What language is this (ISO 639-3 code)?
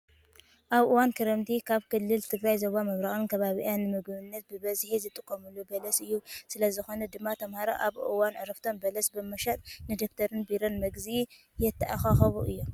tir